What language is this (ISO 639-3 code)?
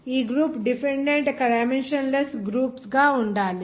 tel